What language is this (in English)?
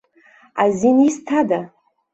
Abkhazian